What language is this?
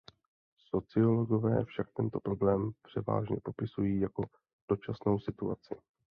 Czech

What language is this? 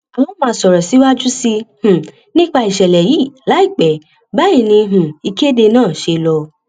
Yoruba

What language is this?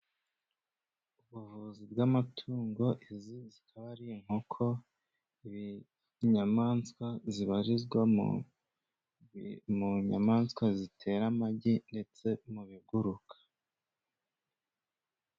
Kinyarwanda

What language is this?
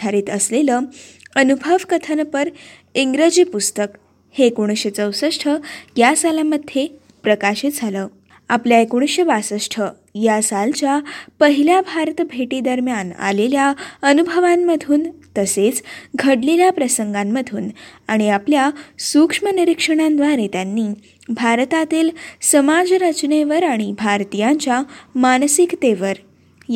Marathi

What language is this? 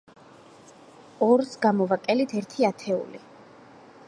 Georgian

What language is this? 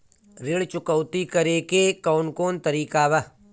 Bhojpuri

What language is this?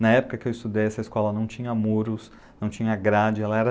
Portuguese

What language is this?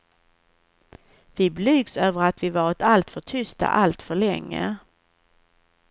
Swedish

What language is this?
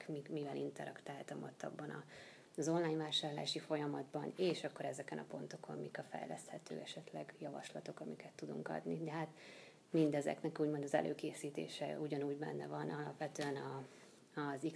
Hungarian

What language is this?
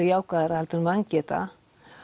Icelandic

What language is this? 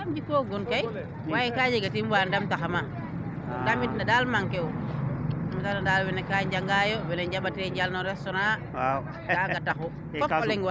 Serer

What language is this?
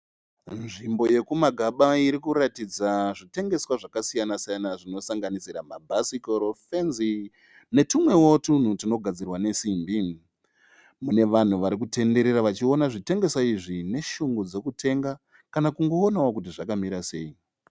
Shona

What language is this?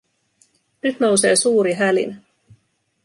Finnish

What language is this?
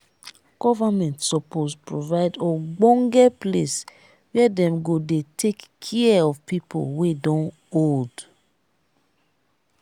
Nigerian Pidgin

